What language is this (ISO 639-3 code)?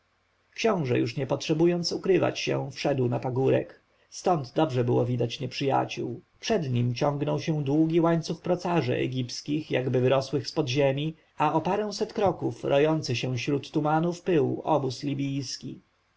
pol